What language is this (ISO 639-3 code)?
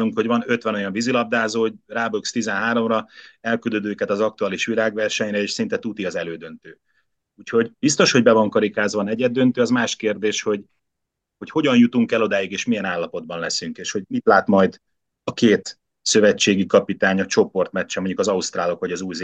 hun